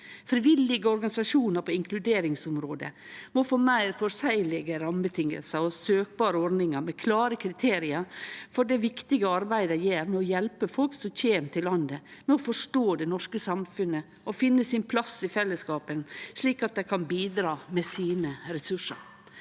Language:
Norwegian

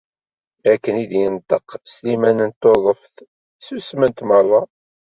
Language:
Kabyle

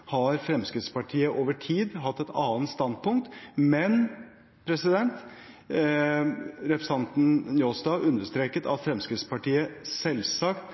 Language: Norwegian Bokmål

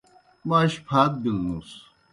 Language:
Kohistani Shina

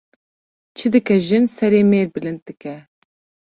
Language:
Kurdish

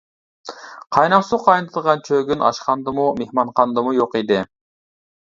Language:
Uyghur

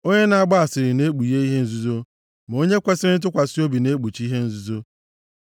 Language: Igbo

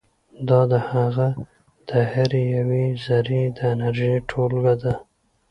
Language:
Pashto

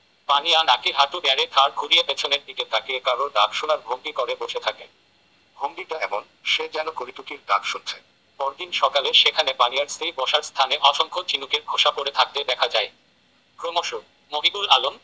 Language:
Bangla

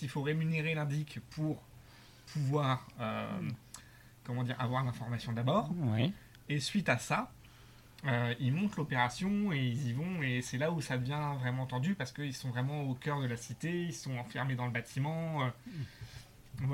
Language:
French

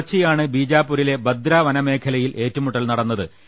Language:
Malayalam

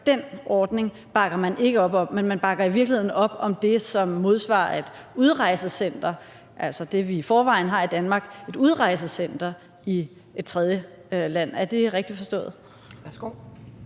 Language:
Danish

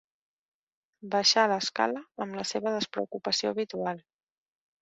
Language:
Catalan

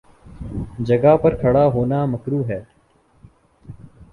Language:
Urdu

